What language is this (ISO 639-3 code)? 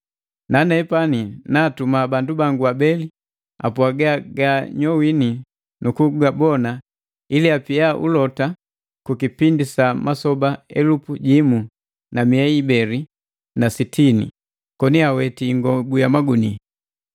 mgv